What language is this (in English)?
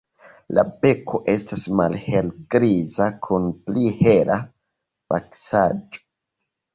Esperanto